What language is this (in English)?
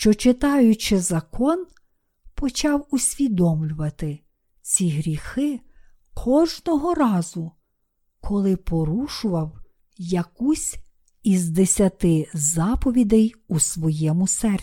Ukrainian